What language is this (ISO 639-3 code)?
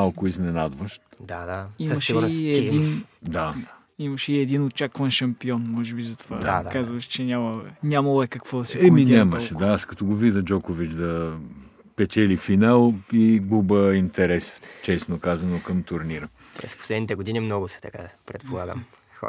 bul